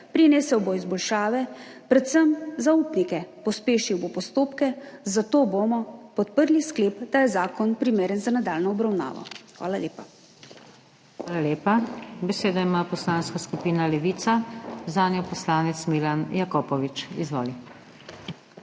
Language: Slovenian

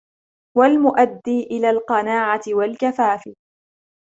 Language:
Arabic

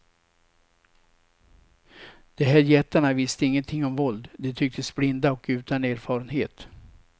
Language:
Swedish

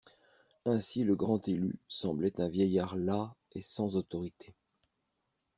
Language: French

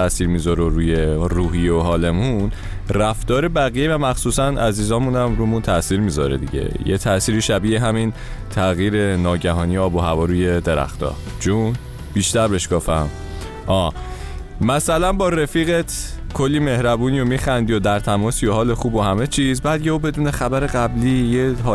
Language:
Persian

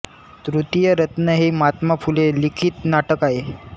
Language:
Marathi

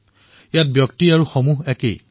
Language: Assamese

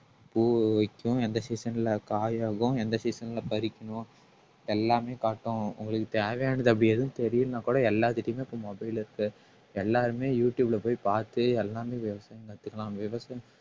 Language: Tamil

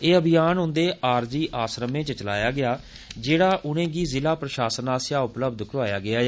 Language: Dogri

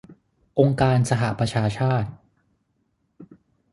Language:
Thai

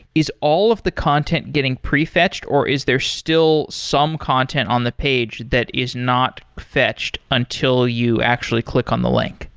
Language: English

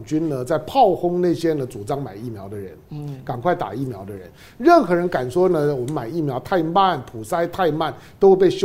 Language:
Chinese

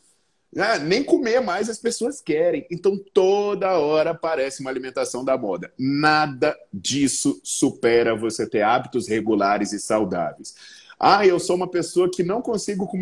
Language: Portuguese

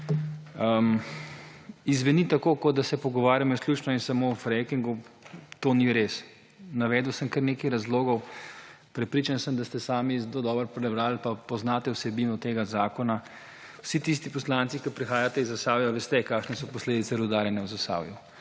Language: Slovenian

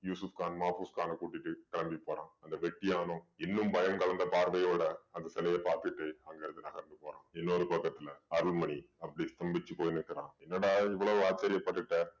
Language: Tamil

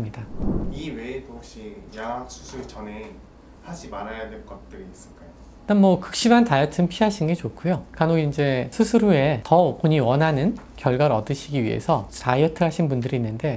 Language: Korean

